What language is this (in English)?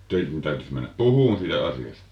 Finnish